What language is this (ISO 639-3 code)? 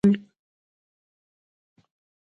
pus